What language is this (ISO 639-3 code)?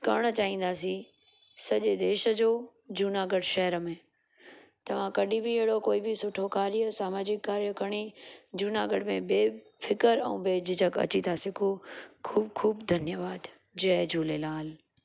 snd